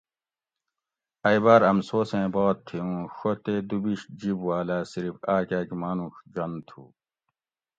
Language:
Gawri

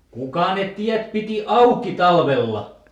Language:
Finnish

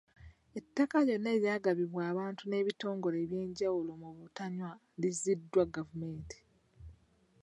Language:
Ganda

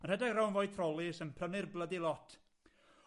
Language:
Welsh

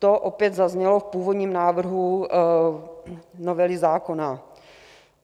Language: Czech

